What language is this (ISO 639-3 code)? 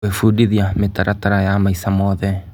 kik